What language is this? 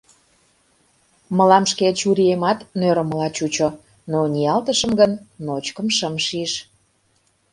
Mari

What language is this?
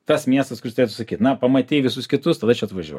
Lithuanian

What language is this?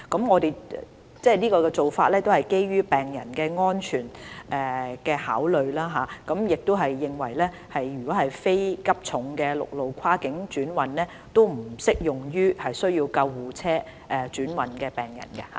Cantonese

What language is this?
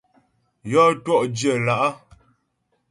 Ghomala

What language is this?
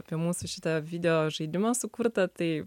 Lithuanian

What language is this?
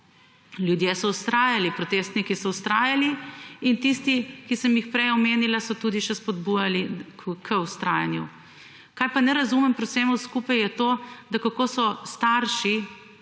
Slovenian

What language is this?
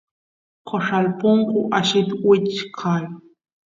Santiago del Estero Quichua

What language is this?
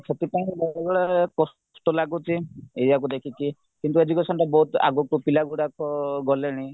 Odia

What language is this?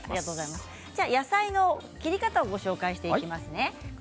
Japanese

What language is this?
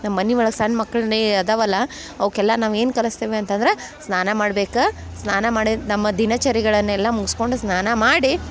Kannada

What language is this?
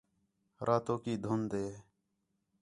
Khetrani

